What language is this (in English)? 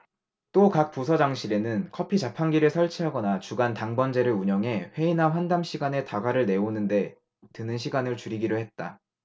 Korean